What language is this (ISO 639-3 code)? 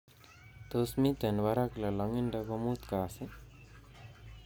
kln